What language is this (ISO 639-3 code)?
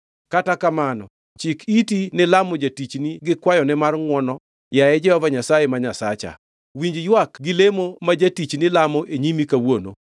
luo